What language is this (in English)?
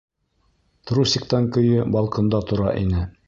Bashkir